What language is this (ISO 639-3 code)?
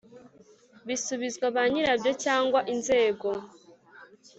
kin